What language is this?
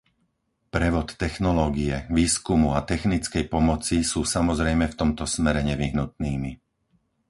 Slovak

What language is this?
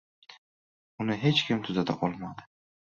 Uzbek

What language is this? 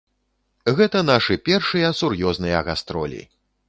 Belarusian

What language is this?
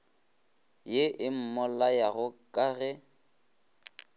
Northern Sotho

